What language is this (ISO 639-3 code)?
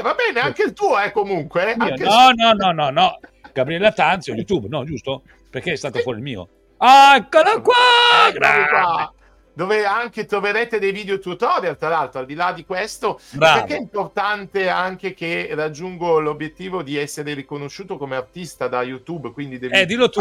ita